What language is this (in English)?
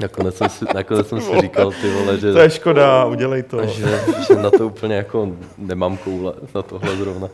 Czech